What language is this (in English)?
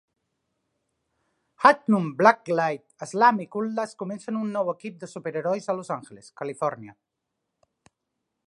Catalan